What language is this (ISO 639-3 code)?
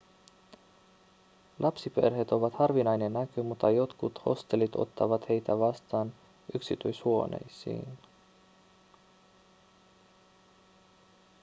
fin